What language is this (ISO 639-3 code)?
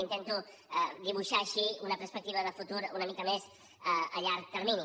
cat